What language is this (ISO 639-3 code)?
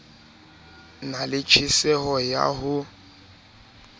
sot